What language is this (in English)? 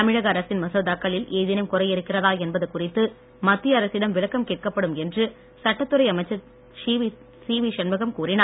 Tamil